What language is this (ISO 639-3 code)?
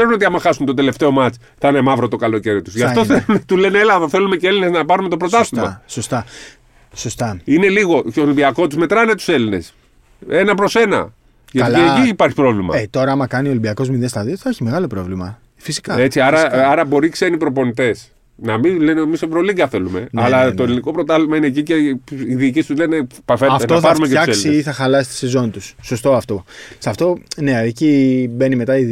ell